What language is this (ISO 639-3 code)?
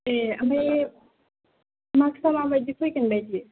brx